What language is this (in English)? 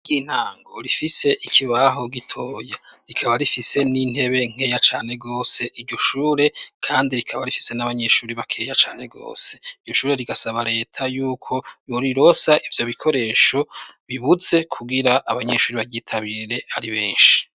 Rundi